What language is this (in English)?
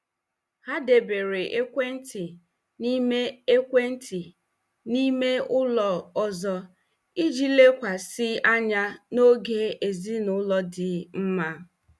Igbo